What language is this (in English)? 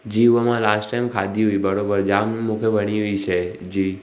Sindhi